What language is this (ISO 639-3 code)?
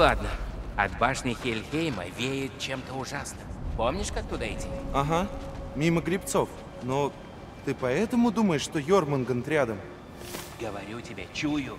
rus